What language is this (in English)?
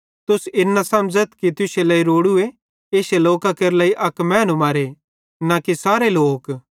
Bhadrawahi